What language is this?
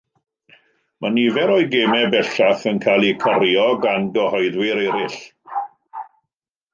Welsh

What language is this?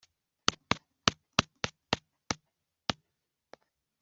Kinyarwanda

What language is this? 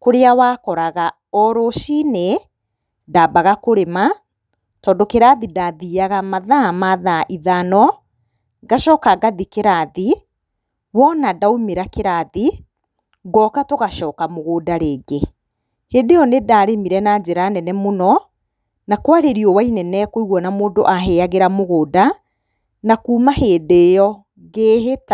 Kikuyu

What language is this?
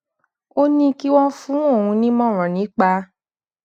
Yoruba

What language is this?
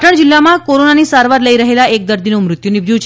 Gujarati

